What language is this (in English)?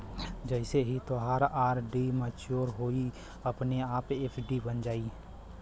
Bhojpuri